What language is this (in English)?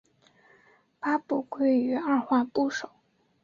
Chinese